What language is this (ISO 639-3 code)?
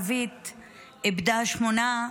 heb